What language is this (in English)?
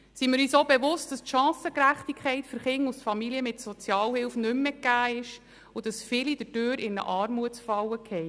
Swiss German